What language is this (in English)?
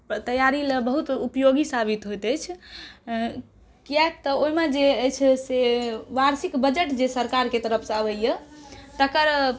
Maithili